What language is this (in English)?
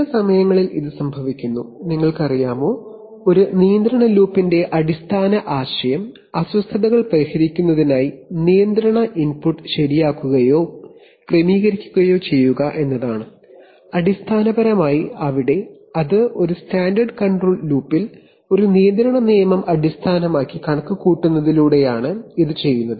Malayalam